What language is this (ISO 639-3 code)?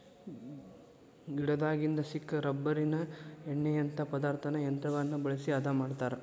kan